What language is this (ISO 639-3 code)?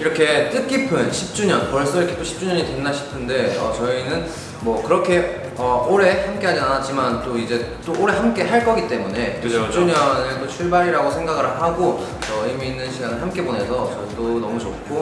kor